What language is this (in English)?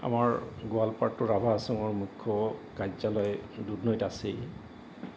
Assamese